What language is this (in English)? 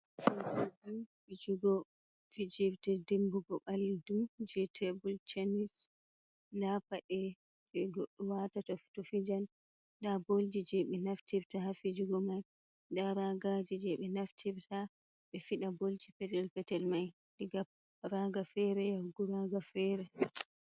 Fula